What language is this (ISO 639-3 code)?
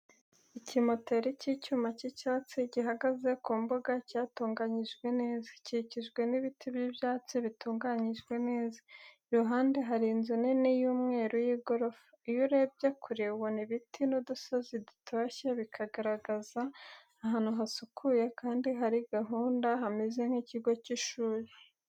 kin